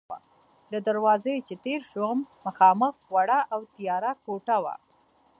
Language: Pashto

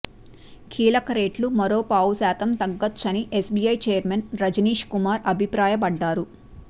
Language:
Telugu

